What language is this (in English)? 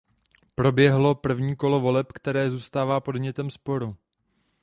Czech